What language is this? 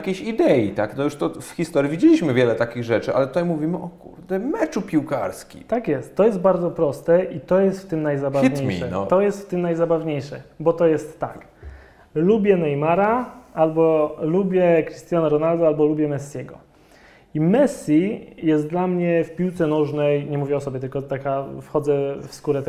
Polish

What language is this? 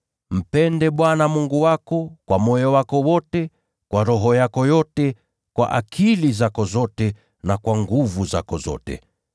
Swahili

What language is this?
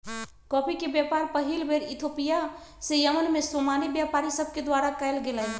Magahi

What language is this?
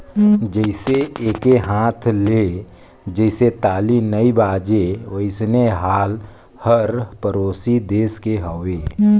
Chhattisgarhi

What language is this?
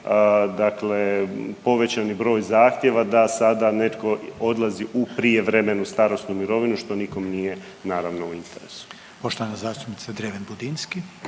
Croatian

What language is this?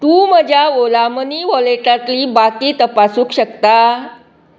Konkani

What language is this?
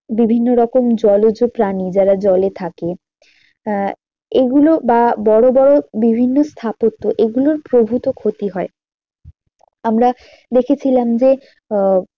Bangla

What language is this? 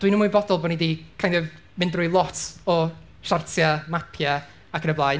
Welsh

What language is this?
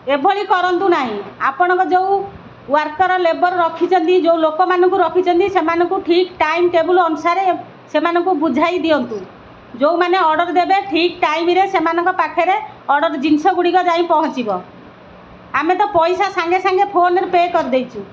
Odia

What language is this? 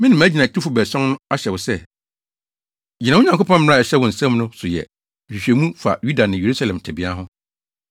Akan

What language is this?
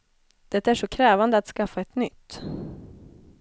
Swedish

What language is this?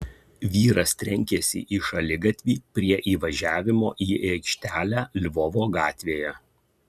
Lithuanian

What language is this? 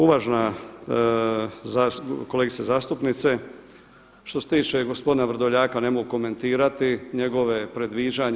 Croatian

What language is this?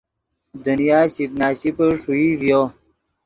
Yidgha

